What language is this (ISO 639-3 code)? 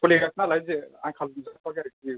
brx